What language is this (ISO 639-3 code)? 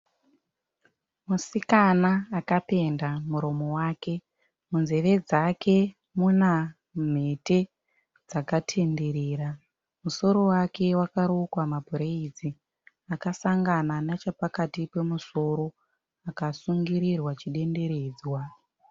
sna